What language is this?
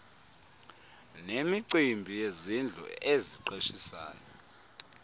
Xhosa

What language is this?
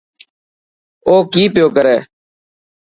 Dhatki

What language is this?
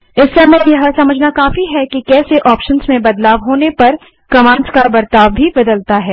Hindi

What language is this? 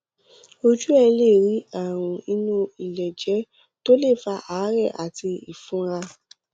Yoruba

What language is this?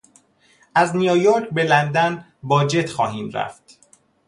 Persian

